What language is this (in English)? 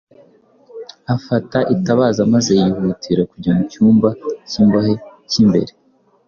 Kinyarwanda